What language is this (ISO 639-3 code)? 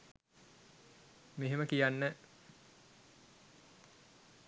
sin